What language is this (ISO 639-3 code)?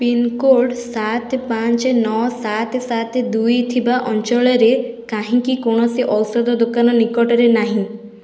ori